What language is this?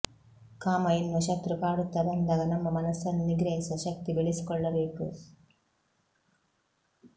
Kannada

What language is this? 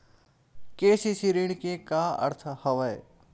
Chhattisgarhi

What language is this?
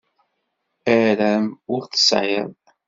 Kabyle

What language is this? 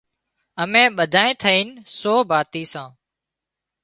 Wadiyara Koli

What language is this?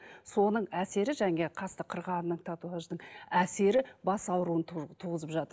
Kazakh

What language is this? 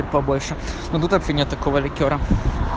Russian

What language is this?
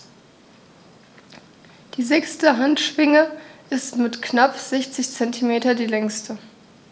German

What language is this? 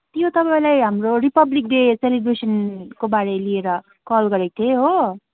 Nepali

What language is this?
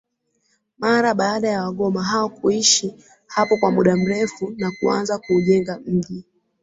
Swahili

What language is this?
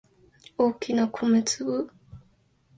Japanese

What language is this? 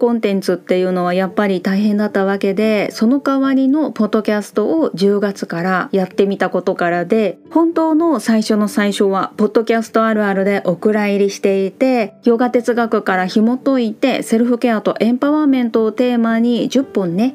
Japanese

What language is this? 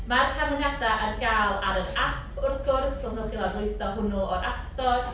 Welsh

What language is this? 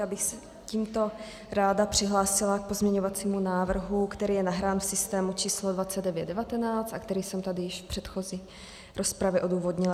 Czech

